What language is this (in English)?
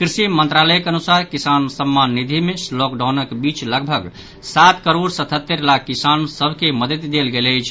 Maithili